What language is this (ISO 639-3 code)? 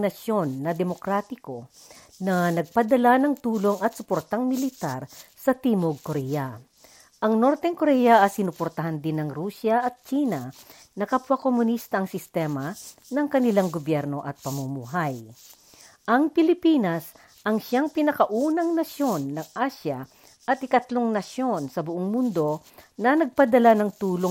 fil